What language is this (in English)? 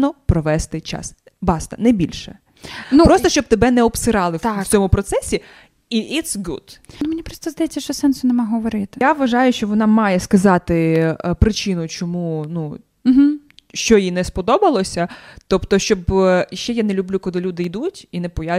Ukrainian